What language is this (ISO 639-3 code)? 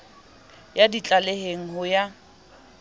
sot